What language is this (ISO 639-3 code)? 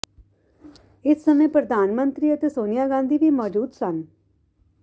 pan